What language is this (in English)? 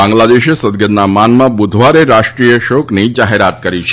Gujarati